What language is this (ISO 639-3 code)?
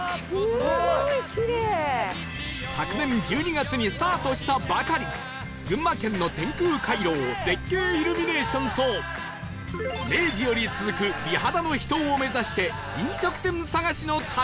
jpn